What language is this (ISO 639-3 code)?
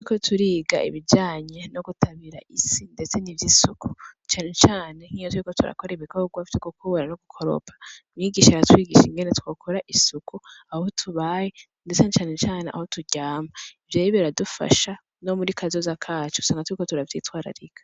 run